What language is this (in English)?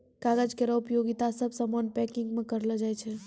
Maithili